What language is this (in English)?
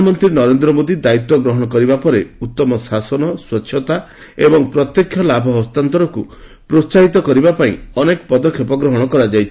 Odia